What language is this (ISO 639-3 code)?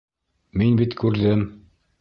bak